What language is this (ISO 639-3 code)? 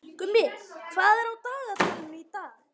isl